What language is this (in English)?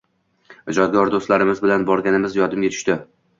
Uzbek